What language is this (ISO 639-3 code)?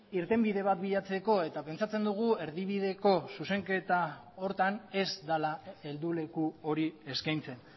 eus